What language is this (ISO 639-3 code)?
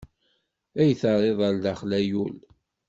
kab